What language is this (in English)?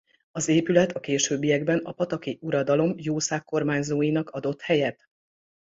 Hungarian